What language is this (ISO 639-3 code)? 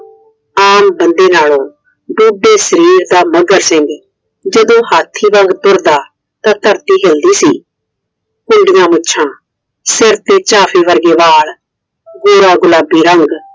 pan